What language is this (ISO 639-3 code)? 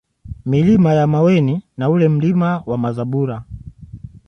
swa